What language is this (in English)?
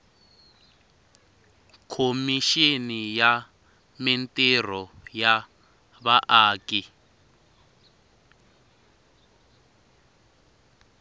Tsonga